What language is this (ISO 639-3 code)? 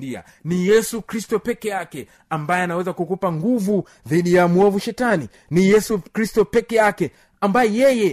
swa